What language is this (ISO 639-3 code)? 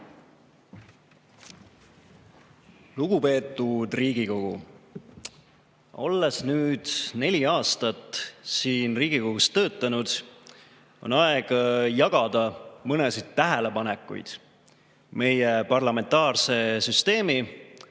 est